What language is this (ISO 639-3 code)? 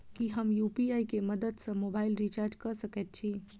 mai